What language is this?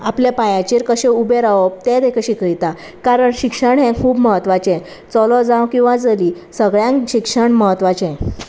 Konkani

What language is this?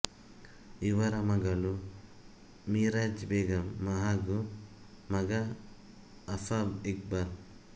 Kannada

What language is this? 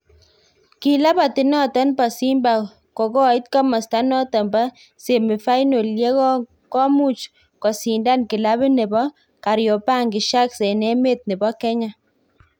Kalenjin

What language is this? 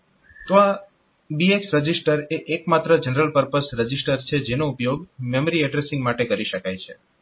Gujarati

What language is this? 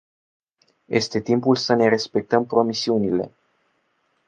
Romanian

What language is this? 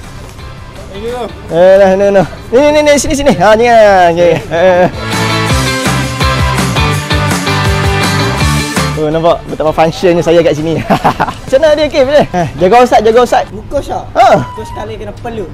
Malay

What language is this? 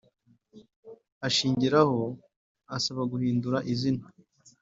Kinyarwanda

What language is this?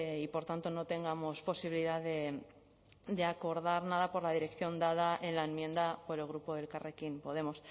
Spanish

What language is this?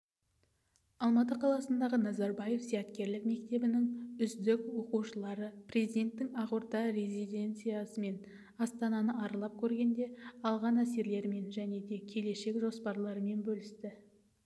Kazakh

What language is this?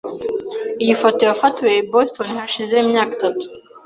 Kinyarwanda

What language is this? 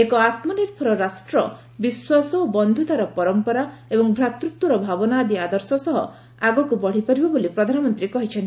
Odia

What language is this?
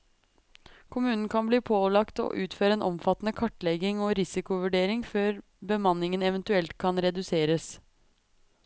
Norwegian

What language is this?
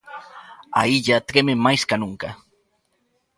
Galician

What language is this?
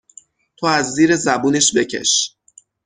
Persian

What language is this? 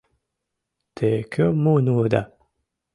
Mari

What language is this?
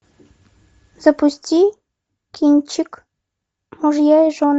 Russian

